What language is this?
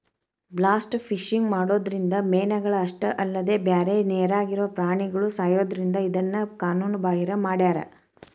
Kannada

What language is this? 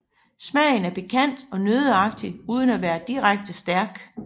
Danish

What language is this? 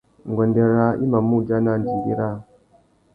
Tuki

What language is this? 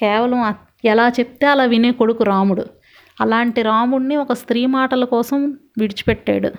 Telugu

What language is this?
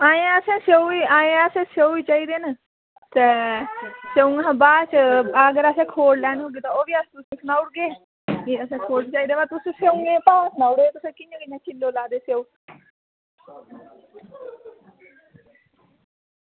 Dogri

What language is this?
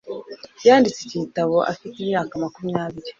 Kinyarwanda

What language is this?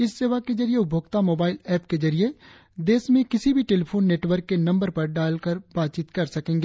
Hindi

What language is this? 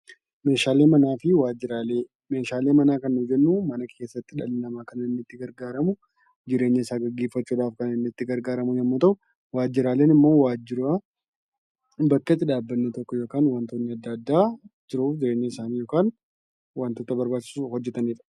Oromo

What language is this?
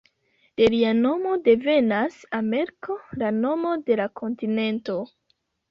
Esperanto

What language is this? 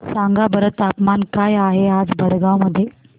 Marathi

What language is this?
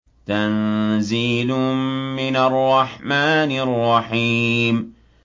Arabic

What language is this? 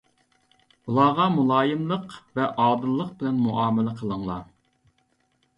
Uyghur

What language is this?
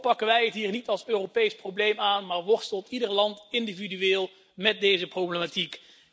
Dutch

